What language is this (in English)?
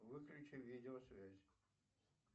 Russian